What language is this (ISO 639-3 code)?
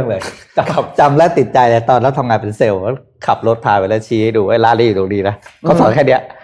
tha